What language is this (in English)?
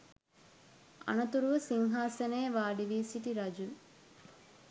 Sinhala